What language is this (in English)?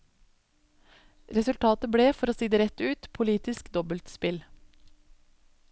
Norwegian